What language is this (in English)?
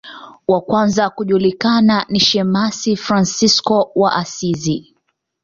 Swahili